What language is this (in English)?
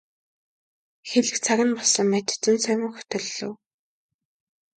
Mongolian